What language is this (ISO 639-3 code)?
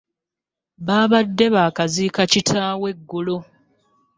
lug